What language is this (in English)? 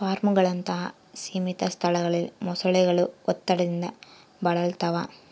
Kannada